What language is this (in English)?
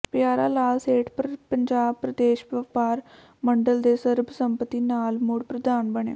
Punjabi